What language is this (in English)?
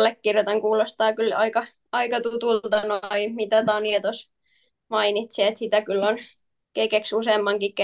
Finnish